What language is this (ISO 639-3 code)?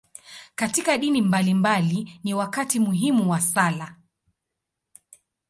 swa